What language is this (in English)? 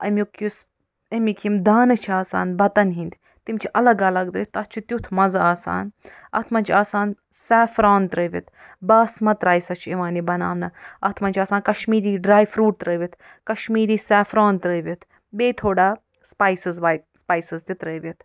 Kashmiri